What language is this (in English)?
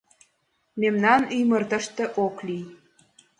Mari